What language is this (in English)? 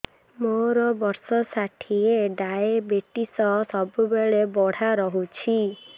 Odia